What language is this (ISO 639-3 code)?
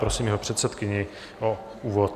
ces